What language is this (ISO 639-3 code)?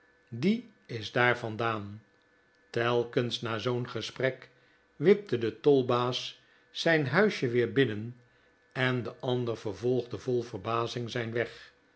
nld